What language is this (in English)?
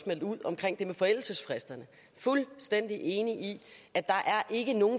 Danish